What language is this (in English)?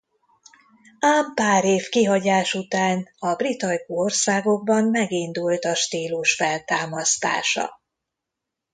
Hungarian